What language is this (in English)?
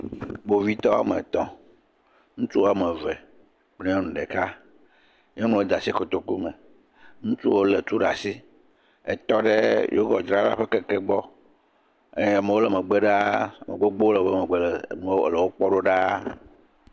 Ewe